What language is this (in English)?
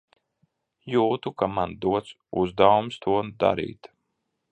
Latvian